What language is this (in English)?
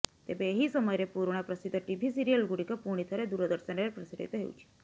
Odia